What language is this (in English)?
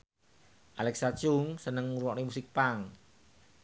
Javanese